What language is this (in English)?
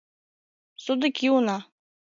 Mari